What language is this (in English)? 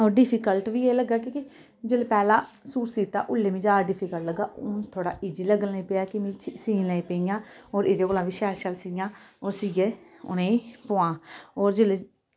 Dogri